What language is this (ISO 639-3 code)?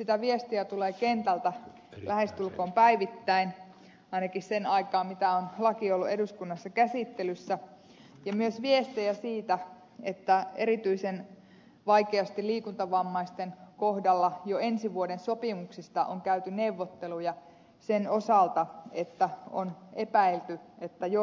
fin